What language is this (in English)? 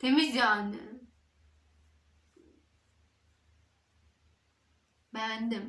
Turkish